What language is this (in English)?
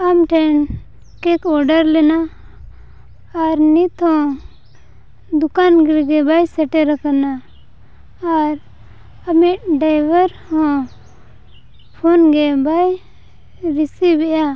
Santali